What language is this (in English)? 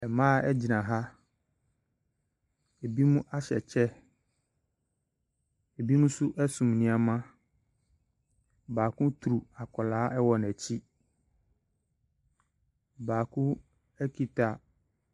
Akan